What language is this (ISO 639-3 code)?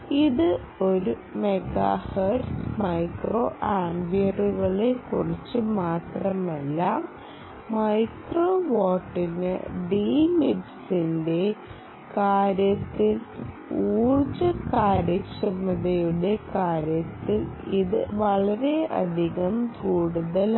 mal